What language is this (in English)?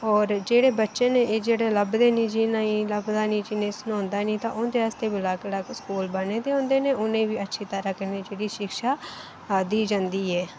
Dogri